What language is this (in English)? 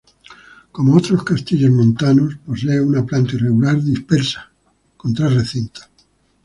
Spanish